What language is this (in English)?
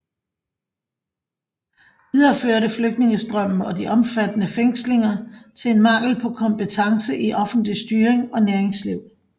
Danish